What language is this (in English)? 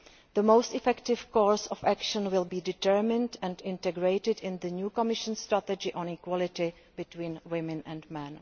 English